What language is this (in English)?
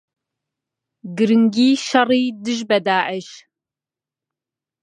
Central Kurdish